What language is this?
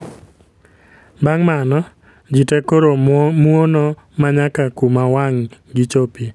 Luo (Kenya and Tanzania)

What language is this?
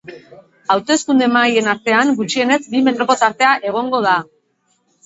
Basque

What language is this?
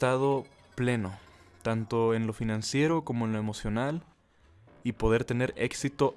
Spanish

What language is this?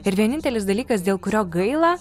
Lithuanian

